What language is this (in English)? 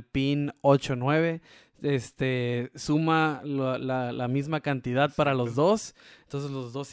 Spanish